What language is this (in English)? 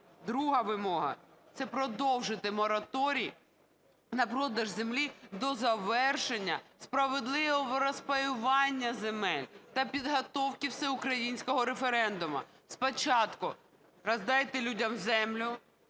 Ukrainian